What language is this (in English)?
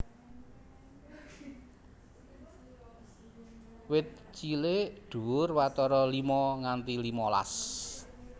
Javanese